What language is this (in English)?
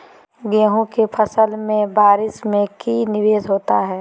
Magahi